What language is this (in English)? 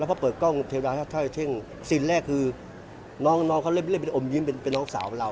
Thai